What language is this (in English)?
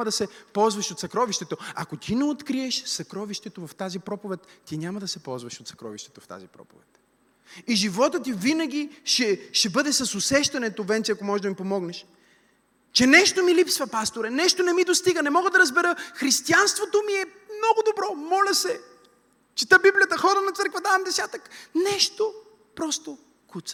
Bulgarian